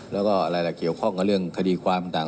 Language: Thai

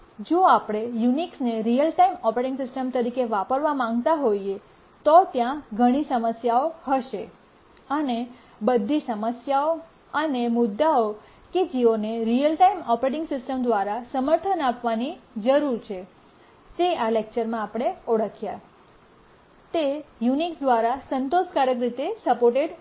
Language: Gujarati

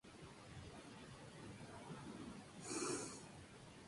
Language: Spanish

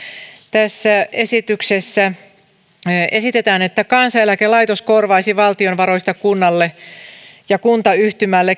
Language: Finnish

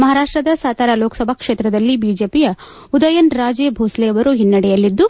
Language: Kannada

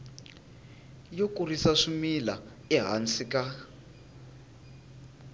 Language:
Tsonga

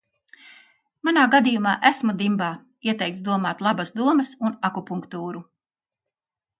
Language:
Latvian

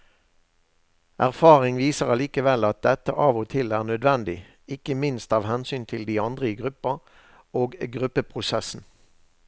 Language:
Norwegian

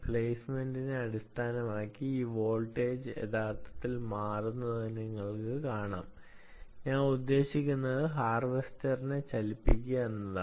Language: Malayalam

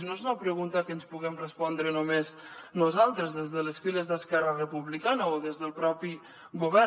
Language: Catalan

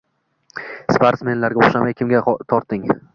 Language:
Uzbek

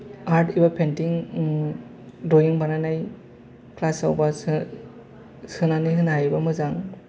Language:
Bodo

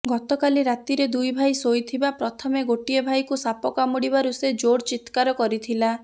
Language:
Odia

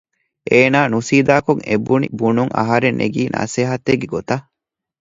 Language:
Divehi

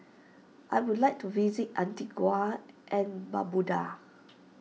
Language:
English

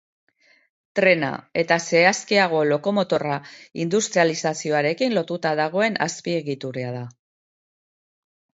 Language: Basque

